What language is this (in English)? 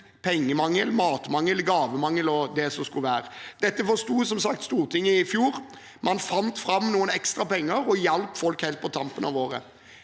Norwegian